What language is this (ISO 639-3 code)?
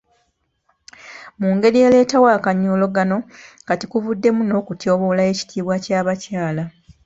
lug